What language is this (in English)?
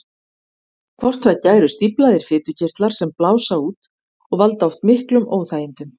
Icelandic